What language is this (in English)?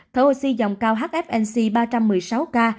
Vietnamese